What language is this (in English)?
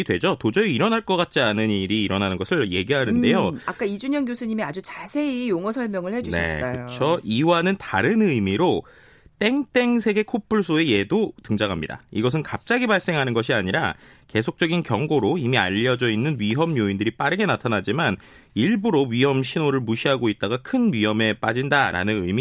Korean